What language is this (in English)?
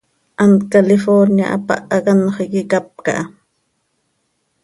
Seri